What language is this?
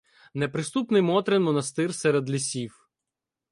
Ukrainian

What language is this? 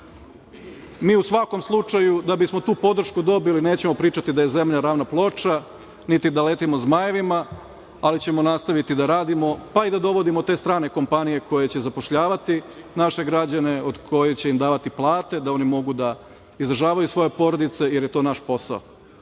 Serbian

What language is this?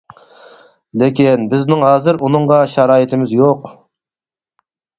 Uyghur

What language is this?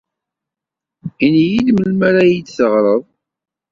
Kabyle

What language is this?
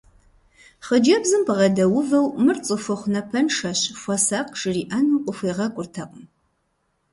Kabardian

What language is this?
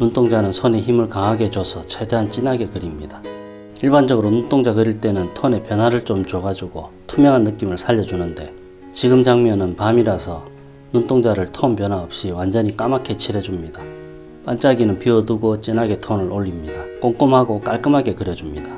Korean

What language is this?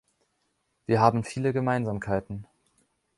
German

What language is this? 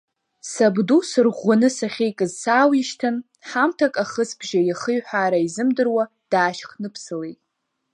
Abkhazian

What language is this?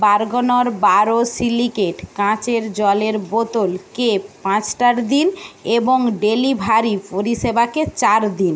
Bangla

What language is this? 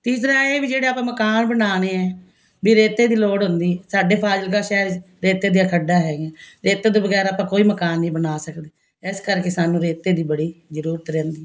Punjabi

